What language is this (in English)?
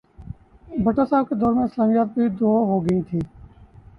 Urdu